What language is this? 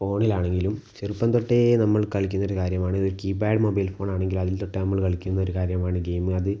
Malayalam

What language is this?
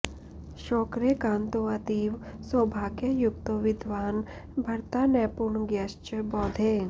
Sanskrit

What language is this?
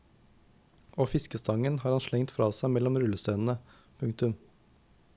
Norwegian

